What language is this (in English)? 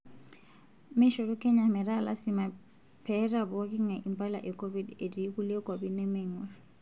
Masai